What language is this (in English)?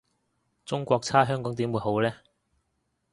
Cantonese